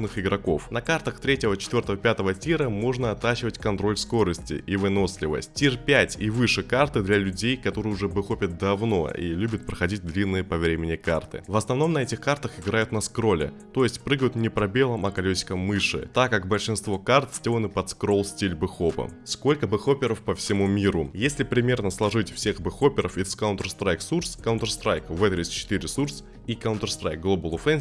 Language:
Russian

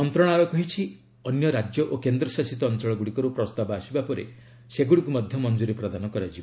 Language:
Odia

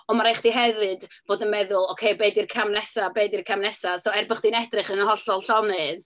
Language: Welsh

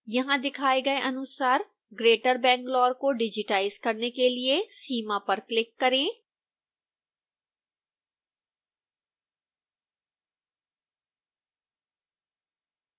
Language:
Hindi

